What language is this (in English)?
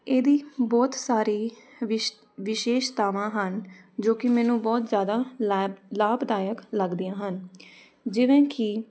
Punjabi